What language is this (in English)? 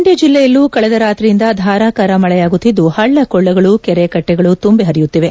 Kannada